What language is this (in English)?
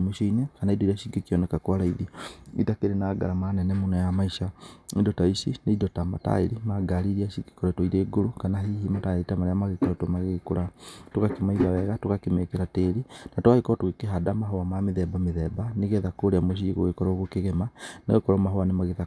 Kikuyu